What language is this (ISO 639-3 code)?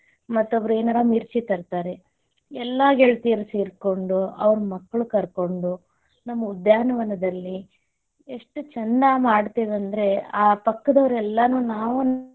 kan